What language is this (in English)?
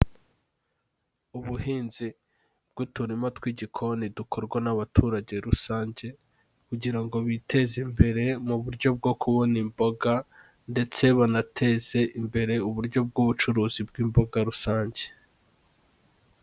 Kinyarwanda